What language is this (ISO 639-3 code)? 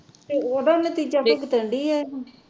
pan